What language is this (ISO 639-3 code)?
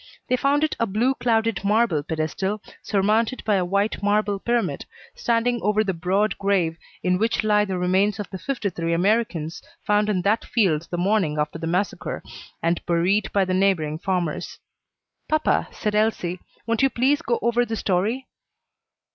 eng